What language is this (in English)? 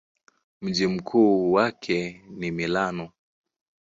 Swahili